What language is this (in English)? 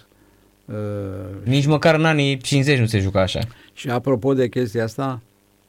Romanian